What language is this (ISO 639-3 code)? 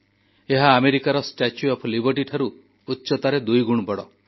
ori